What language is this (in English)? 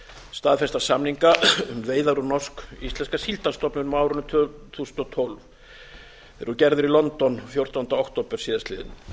Icelandic